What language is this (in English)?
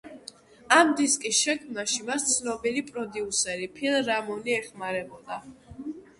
Georgian